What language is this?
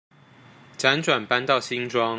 Chinese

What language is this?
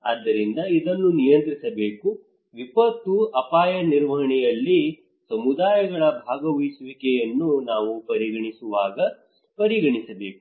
Kannada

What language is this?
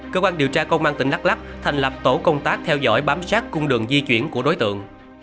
Vietnamese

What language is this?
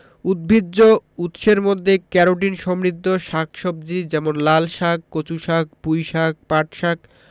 Bangla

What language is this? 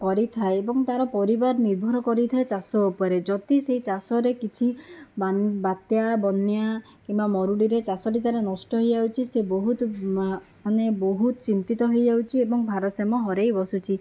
Odia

